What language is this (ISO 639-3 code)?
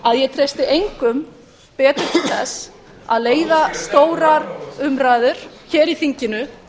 isl